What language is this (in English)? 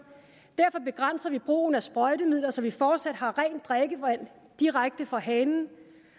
Danish